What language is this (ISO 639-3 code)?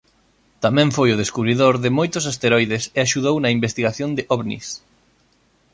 glg